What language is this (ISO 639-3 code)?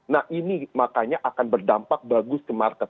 ind